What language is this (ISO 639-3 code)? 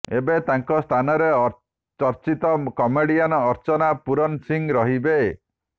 ori